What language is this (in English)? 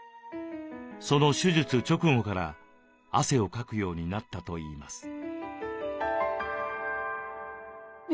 Japanese